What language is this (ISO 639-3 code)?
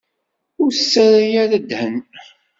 kab